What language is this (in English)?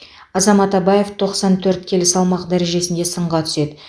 Kazakh